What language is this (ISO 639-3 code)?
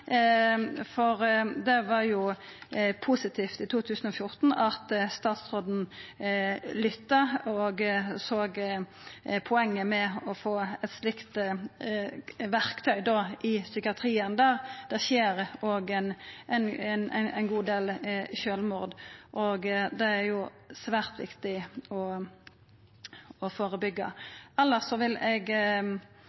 nno